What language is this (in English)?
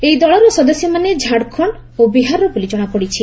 Odia